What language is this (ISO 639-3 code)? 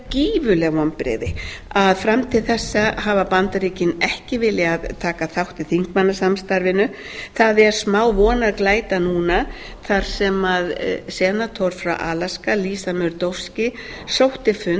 isl